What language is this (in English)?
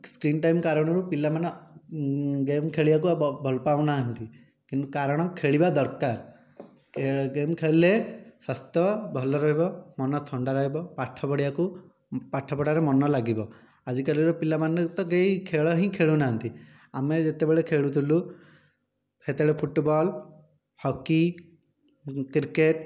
Odia